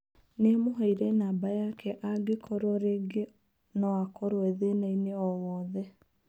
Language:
Kikuyu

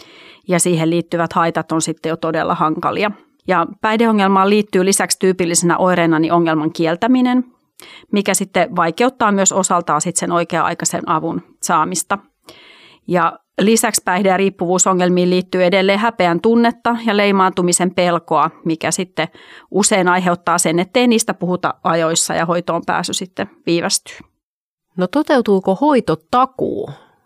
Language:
Finnish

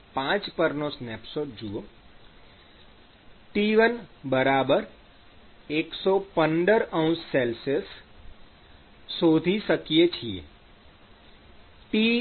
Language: Gujarati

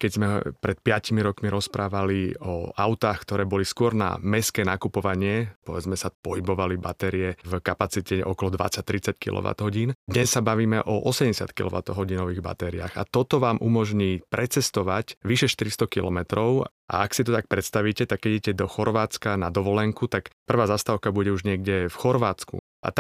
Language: Slovak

